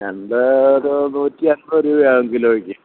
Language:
Malayalam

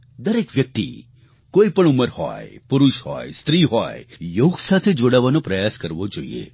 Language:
Gujarati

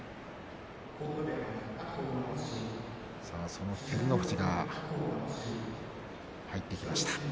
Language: Japanese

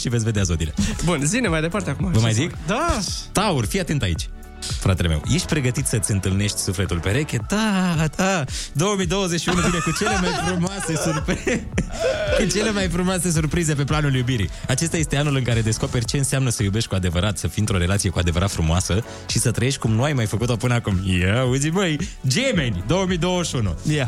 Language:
Romanian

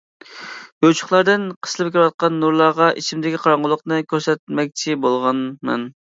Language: Uyghur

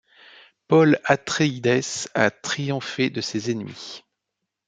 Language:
French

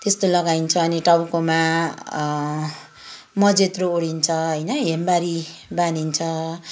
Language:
Nepali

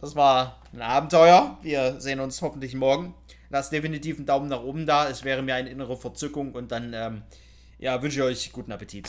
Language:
German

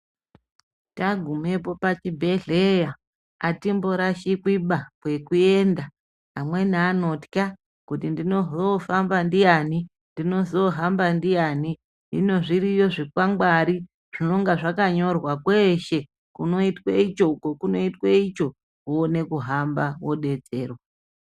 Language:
Ndau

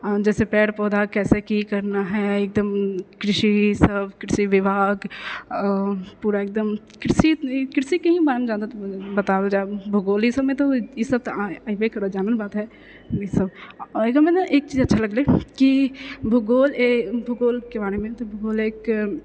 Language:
Maithili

